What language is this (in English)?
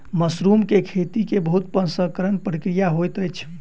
Maithili